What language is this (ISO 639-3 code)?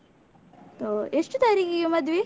kan